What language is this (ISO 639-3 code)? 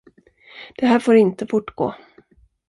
swe